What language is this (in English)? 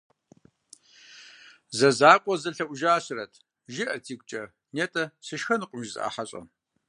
Kabardian